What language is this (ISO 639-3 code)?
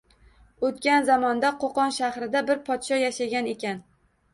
uzb